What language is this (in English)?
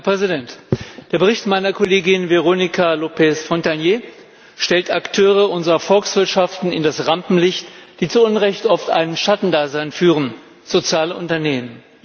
German